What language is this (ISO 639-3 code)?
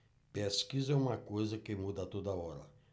por